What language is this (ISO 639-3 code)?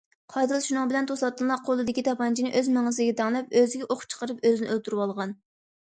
uig